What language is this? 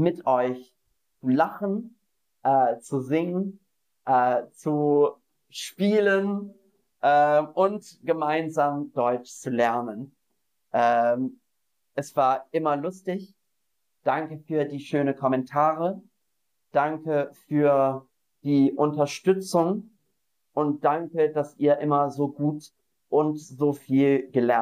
German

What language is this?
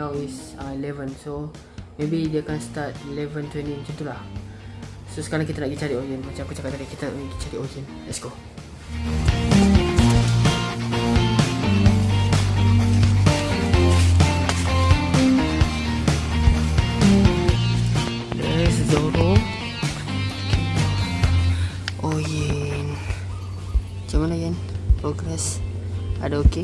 Malay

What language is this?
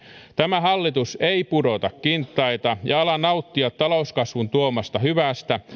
Finnish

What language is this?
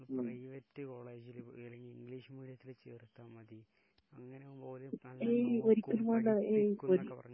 Malayalam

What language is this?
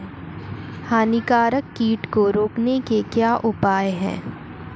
Hindi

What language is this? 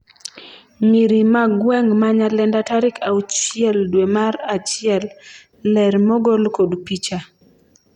Luo (Kenya and Tanzania)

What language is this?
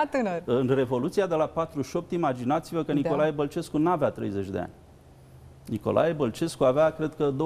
Romanian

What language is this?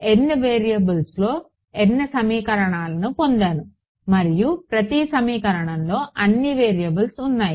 Telugu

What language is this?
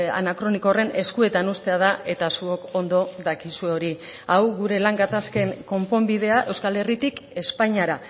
Basque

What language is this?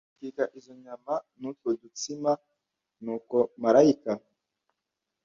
Kinyarwanda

